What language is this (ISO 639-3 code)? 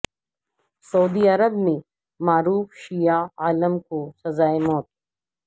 urd